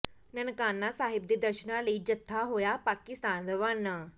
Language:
Punjabi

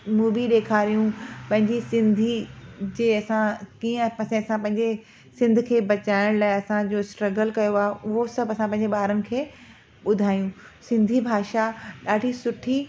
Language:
Sindhi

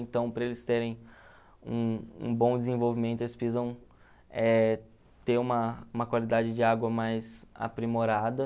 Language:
Portuguese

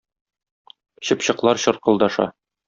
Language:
Tatar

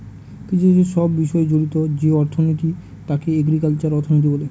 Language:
Bangla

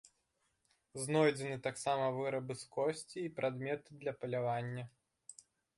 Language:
Belarusian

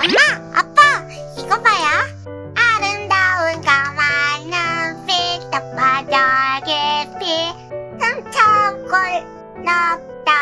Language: Korean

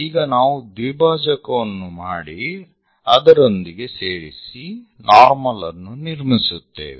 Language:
Kannada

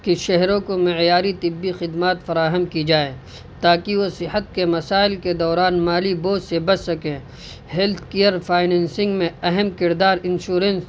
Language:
Urdu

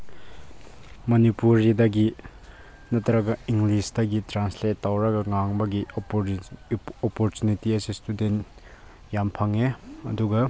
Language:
Manipuri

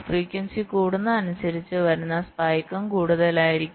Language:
Malayalam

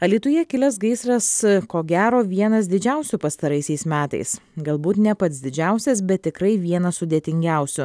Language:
Lithuanian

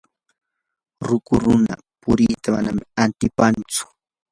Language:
Yanahuanca Pasco Quechua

